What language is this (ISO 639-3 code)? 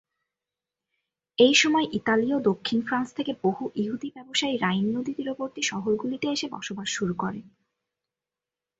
ben